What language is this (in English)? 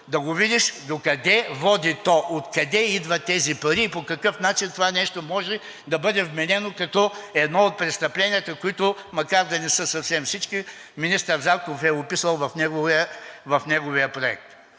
Bulgarian